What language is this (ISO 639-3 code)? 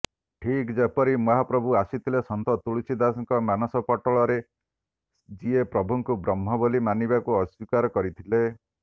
ori